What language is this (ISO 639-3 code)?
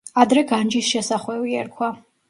kat